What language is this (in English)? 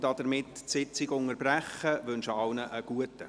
Swiss German